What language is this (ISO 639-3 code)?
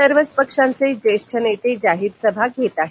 mar